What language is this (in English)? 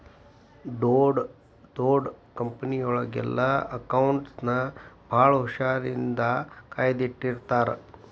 Kannada